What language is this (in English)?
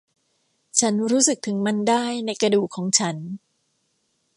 Thai